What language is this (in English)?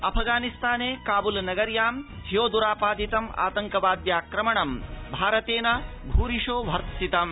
Sanskrit